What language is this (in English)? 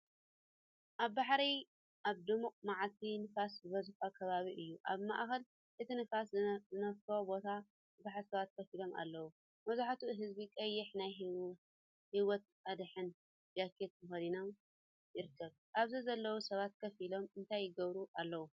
Tigrinya